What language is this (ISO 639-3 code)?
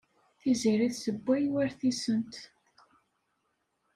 kab